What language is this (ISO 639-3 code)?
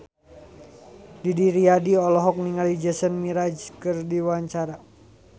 sun